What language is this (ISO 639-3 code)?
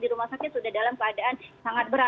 ind